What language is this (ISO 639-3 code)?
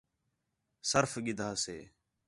xhe